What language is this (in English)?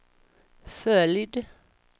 Swedish